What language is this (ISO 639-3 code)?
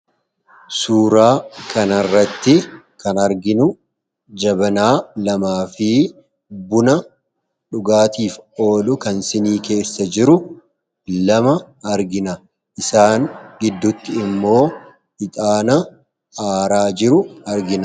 orm